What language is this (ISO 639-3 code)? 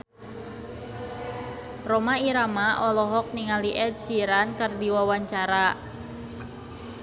sun